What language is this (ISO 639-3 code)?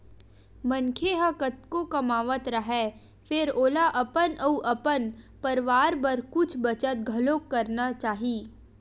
hne